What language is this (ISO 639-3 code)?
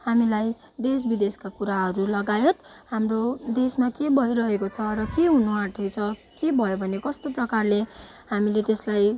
nep